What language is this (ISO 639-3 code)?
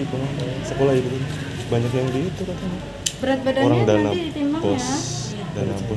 ind